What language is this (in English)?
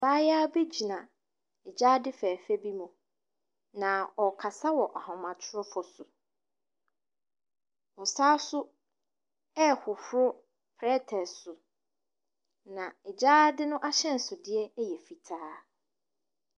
Akan